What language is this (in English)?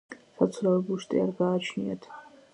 Georgian